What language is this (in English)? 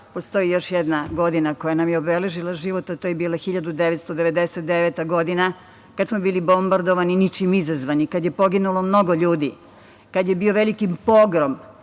Serbian